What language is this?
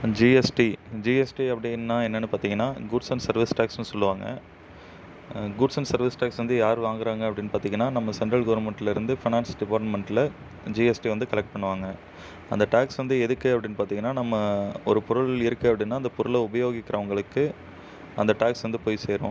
Tamil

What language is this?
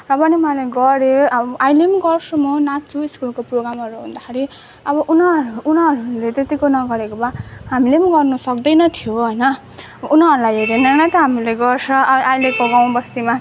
Nepali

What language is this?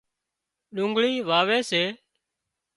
Wadiyara Koli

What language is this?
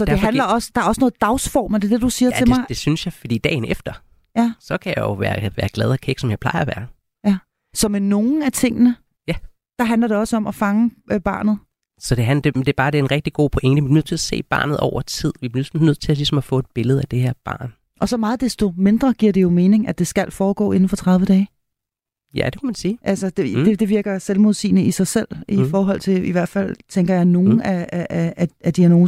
Danish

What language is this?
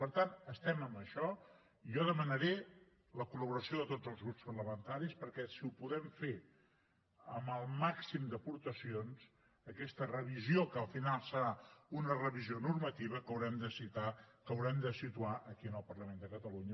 Catalan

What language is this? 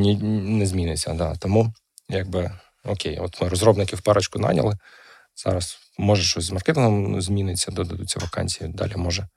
Ukrainian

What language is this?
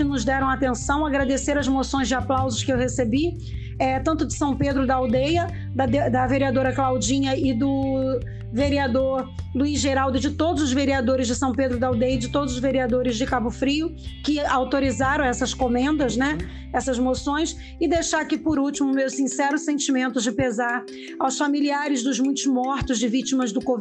Portuguese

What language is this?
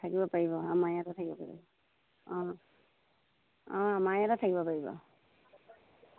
Assamese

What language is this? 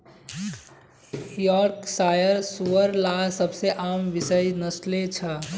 Magahi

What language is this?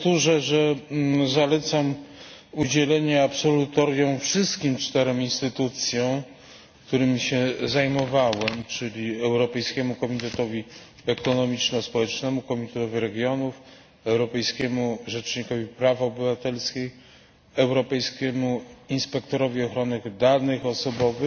Polish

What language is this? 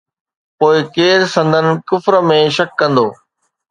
Sindhi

